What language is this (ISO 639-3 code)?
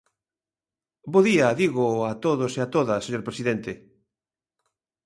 glg